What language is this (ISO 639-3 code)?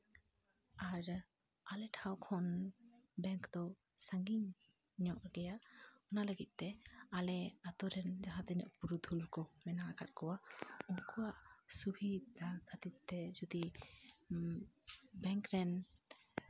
sat